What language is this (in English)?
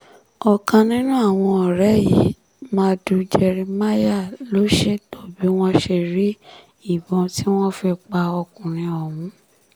Yoruba